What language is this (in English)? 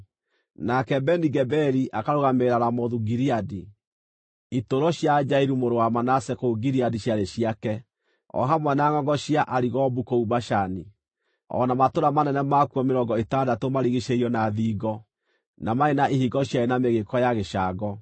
Kikuyu